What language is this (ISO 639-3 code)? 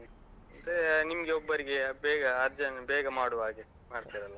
kan